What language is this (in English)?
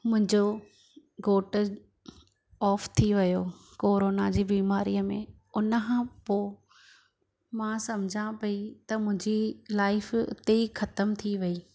Sindhi